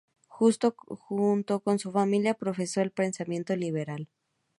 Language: Spanish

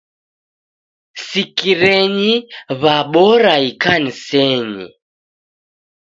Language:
Taita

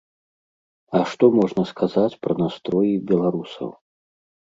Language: Belarusian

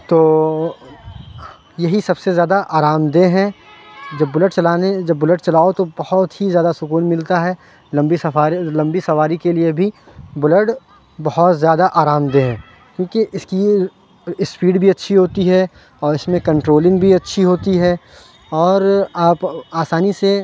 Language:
Urdu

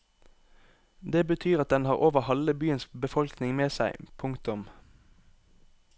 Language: Norwegian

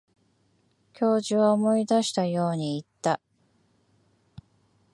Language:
Japanese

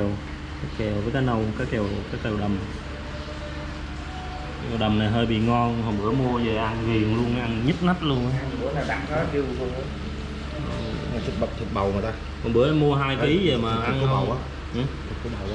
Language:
Vietnamese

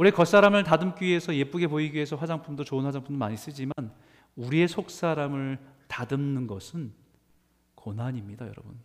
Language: Korean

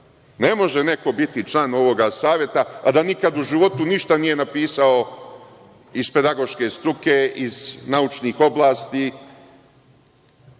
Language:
Serbian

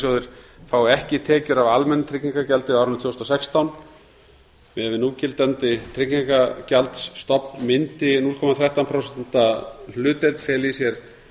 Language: Icelandic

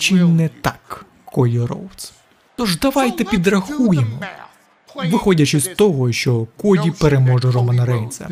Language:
Ukrainian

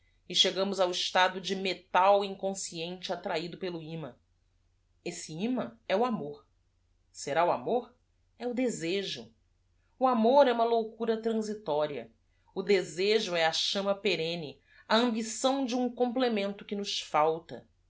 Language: Portuguese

